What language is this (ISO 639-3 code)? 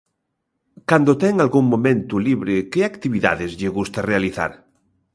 glg